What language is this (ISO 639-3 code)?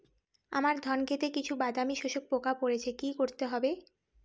ben